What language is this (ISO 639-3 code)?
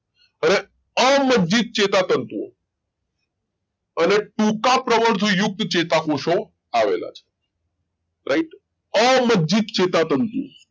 guj